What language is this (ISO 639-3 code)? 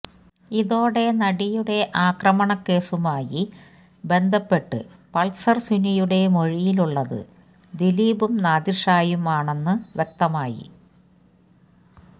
mal